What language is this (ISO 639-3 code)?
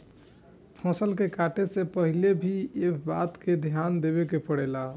bho